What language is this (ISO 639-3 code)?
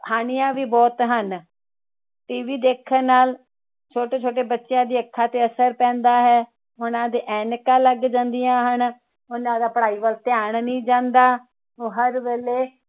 pan